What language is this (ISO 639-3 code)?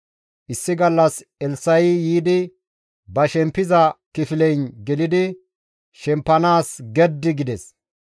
gmv